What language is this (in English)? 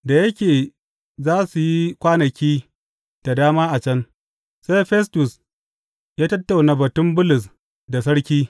Hausa